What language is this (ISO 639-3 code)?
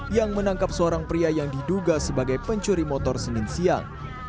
ind